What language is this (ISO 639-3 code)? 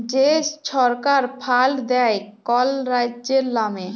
ben